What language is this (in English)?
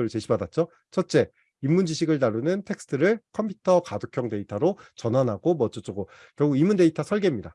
Korean